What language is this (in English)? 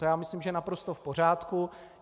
Czech